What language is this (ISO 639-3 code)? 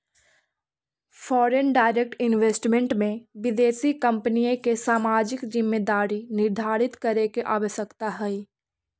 mag